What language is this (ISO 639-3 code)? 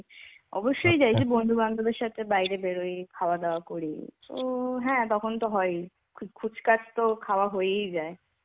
ben